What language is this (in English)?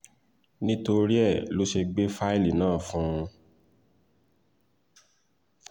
Yoruba